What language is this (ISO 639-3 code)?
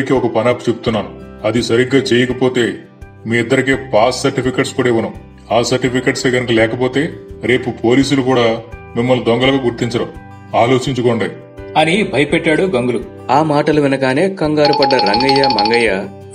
tel